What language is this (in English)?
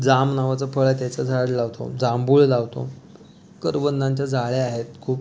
Marathi